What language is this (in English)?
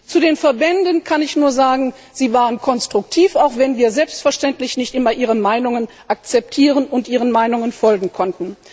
German